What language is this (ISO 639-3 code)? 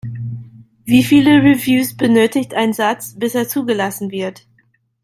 deu